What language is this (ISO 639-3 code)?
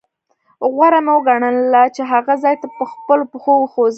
pus